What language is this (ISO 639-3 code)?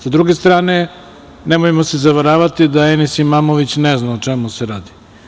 srp